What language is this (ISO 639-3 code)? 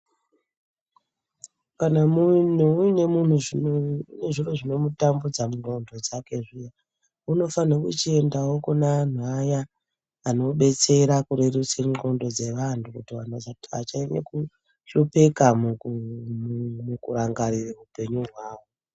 ndc